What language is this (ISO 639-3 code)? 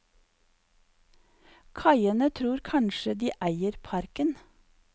nor